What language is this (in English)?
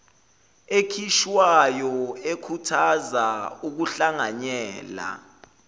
Zulu